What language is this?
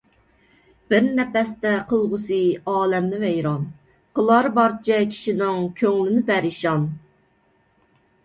Uyghur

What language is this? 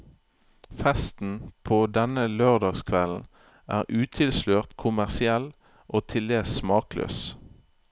Norwegian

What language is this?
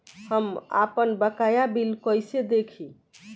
Bhojpuri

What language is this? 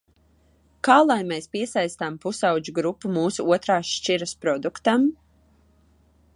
Latvian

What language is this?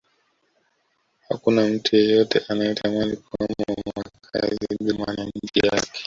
Swahili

